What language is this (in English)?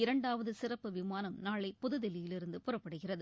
Tamil